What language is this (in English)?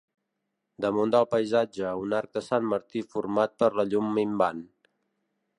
Catalan